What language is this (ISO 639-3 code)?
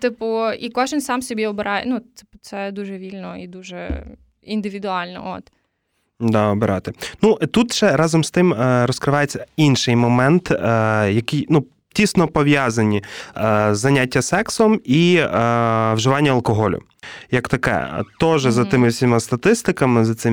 ukr